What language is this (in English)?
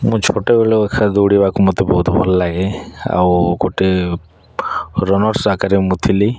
Odia